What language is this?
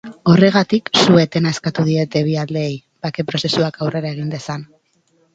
Basque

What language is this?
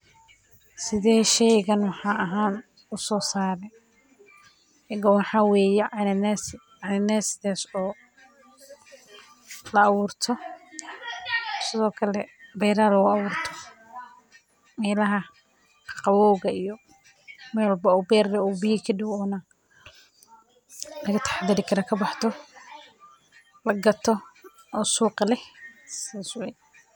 Somali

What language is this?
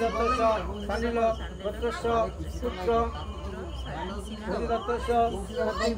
Arabic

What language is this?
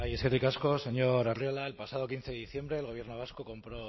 Spanish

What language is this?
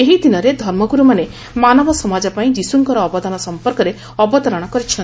Odia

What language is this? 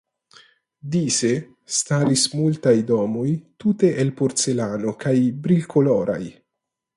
Esperanto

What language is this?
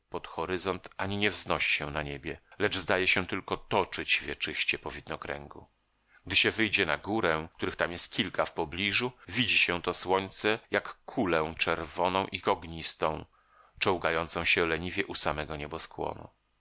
Polish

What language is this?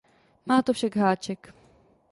Czech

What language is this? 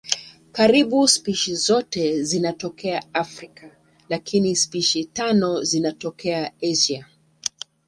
Swahili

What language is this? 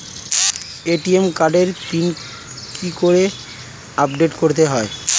Bangla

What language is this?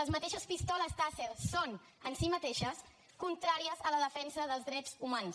Catalan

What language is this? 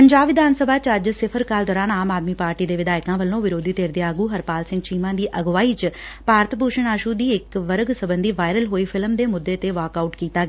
Punjabi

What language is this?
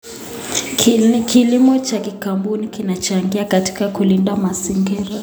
Kalenjin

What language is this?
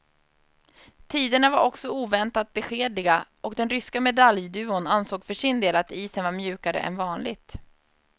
Swedish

